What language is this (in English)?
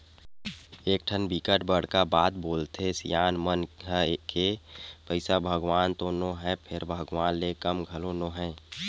Chhattisgarhi